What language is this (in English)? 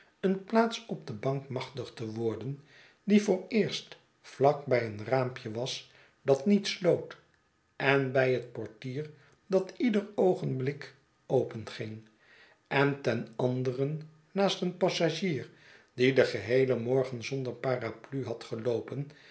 Dutch